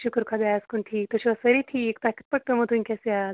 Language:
Kashmiri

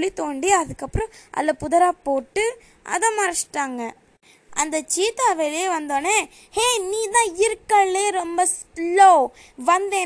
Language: Tamil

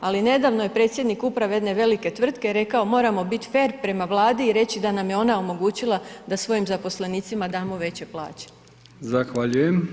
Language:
Croatian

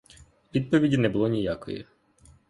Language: Ukrainian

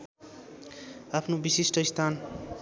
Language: Nepali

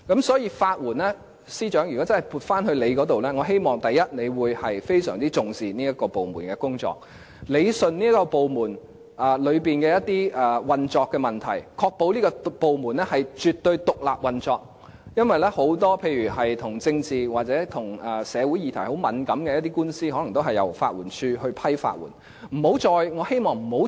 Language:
Cantonese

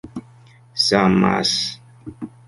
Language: Esperanto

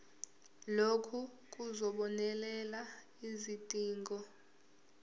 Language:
Zulu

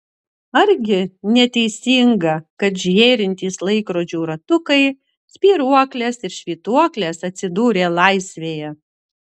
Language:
Lithuanian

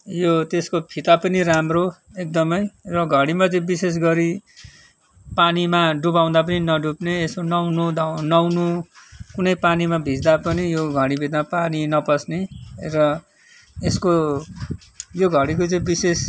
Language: Nepali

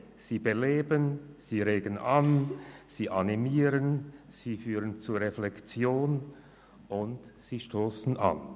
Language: Swiss German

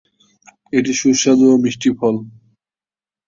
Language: Bangla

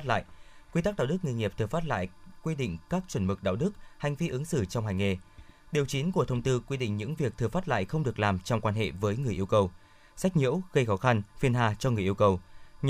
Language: Vietnamese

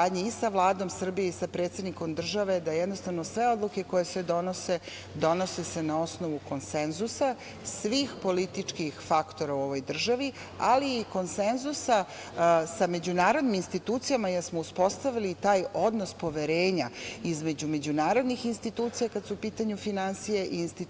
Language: Serbian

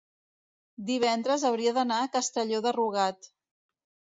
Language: Catalan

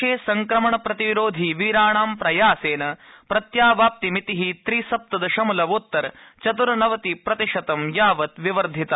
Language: Sanskrit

